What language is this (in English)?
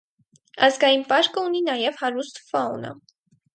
Armenian